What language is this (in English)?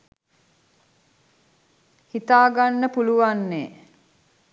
Sinhala